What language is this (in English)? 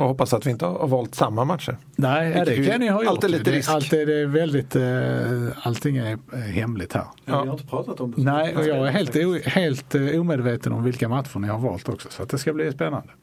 Swedish